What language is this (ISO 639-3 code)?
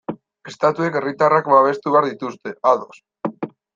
eus